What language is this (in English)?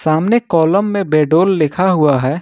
Hindi